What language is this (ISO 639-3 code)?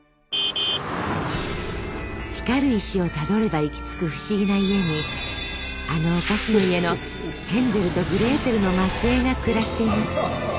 jpn